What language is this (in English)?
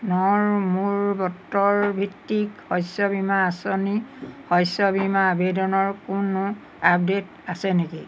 Assamese